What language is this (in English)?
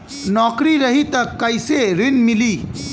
Bhojpuri